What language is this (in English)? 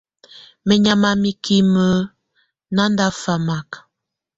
Tunen